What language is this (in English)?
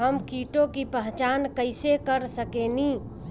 Bhojpuri